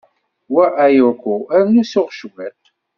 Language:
Kabyle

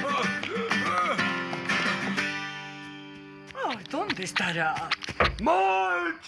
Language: Spanish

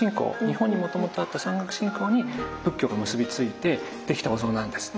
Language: Japanese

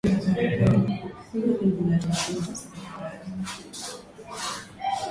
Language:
Swahili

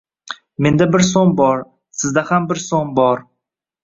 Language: Uzbek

